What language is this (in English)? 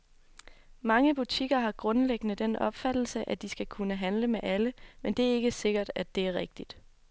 Danish